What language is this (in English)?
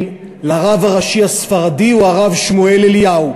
Hebrew